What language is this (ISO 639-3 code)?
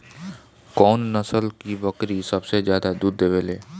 bho